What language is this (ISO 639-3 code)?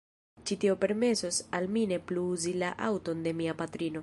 epo